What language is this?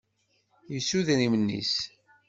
Kabyle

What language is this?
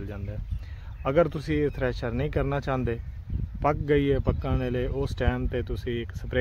Hindi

